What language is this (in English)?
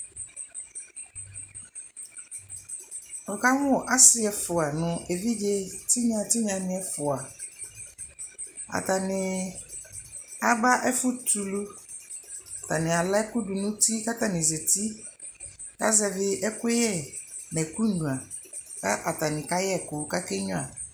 Ikposo